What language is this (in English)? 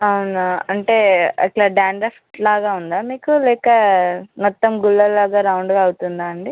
Telugu